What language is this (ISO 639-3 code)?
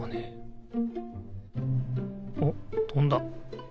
jpn